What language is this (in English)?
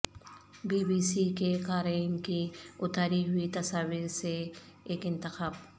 Urdu